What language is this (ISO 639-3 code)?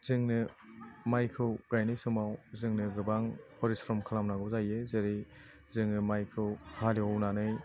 brx